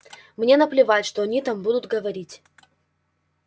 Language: Russian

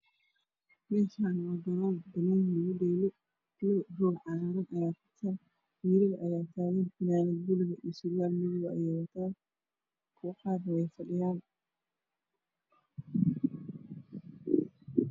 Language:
Somali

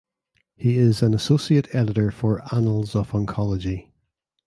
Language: English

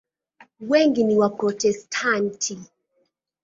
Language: Swahili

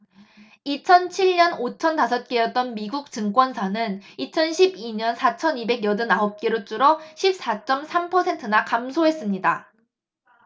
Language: Korean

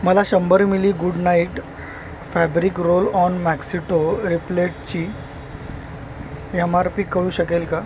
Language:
Marathi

